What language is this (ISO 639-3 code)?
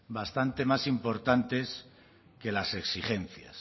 spa